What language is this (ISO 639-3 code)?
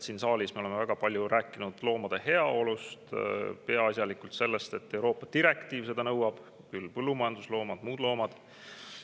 est